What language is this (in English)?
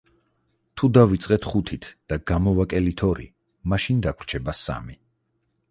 Georgian